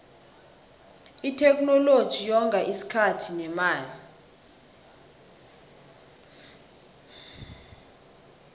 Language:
South Ndebele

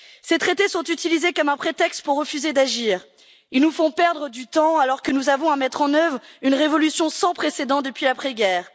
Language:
French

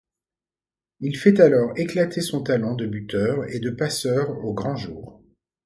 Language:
French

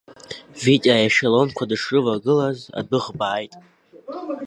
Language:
Abkhazian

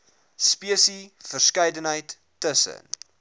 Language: Afrikaans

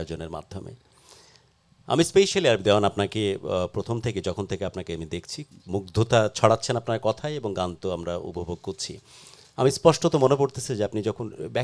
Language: Arabic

